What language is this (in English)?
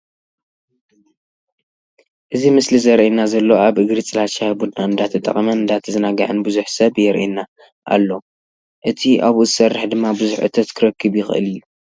Tigrinya